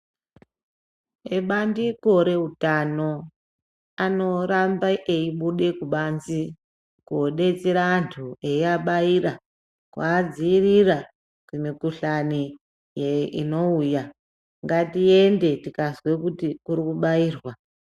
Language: Ndau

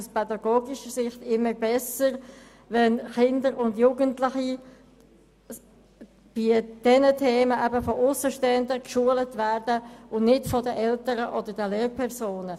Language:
Swiss German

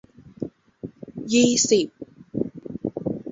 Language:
Thai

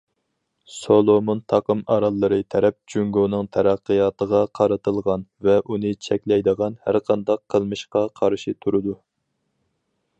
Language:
Uyghur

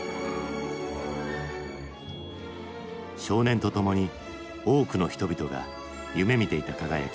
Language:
Japanese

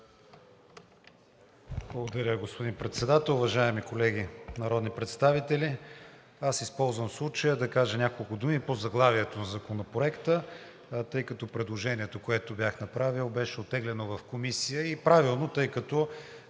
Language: Bulgarian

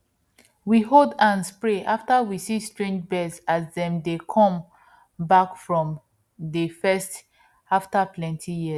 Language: Nigerian Pidgin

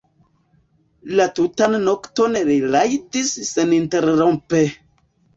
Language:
Esperanto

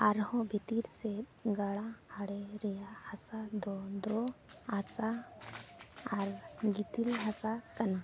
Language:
Santali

